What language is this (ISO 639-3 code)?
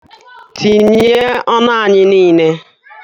ibo